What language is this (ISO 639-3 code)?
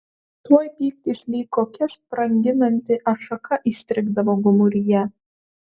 lit